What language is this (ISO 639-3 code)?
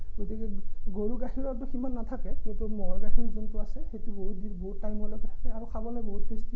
asm